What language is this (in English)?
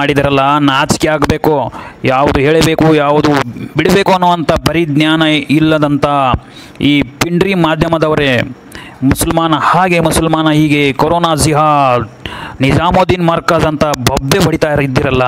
Indonesian